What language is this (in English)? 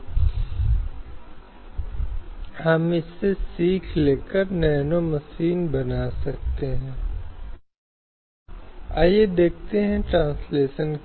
Hindi